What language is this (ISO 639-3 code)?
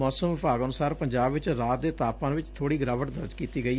pan